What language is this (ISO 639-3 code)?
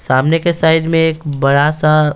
hin